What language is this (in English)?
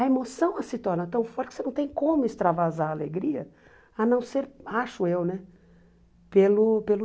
Portuguese